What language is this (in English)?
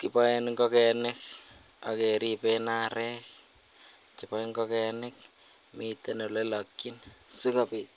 Kalenjin